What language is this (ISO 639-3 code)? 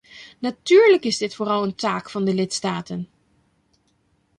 nld